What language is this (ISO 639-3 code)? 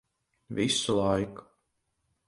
lav